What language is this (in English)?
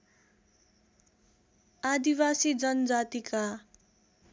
Nepali